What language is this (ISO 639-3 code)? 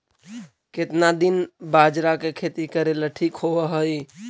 mag